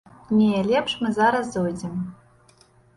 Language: Belarusian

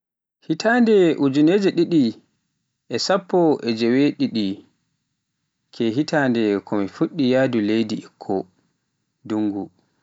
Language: Pular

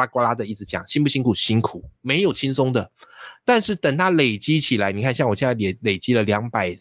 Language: Chinese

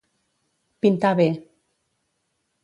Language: Catalan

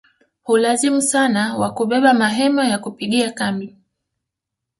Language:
Swahili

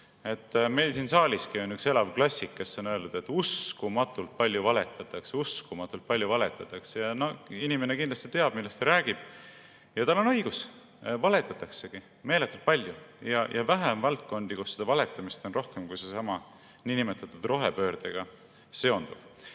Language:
Estonian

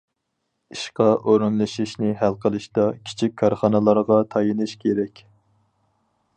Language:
Uyghur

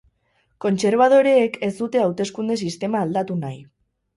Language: Basque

